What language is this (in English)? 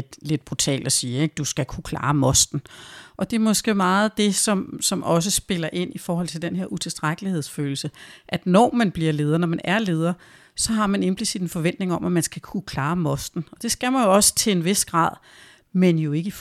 Danish